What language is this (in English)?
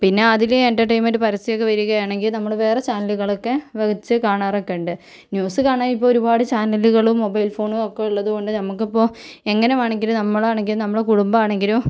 Malayalam